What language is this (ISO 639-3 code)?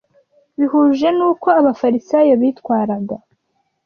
kin